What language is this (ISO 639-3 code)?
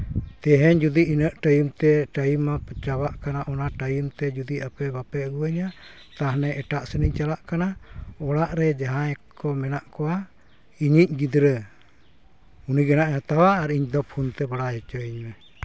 sat